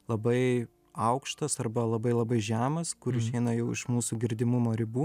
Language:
Lithuanian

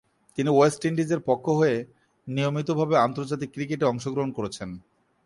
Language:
Bangla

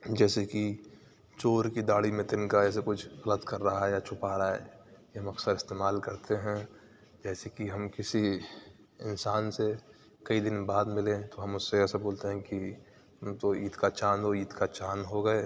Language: Urdu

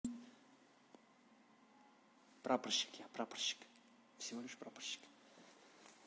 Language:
Russian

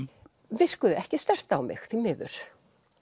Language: Icelandic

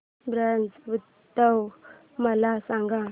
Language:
Marathi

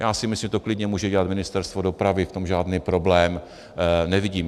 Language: Czech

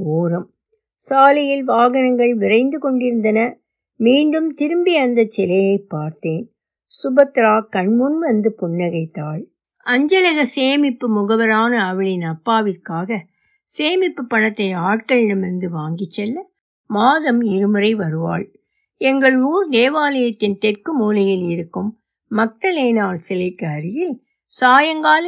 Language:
Tamil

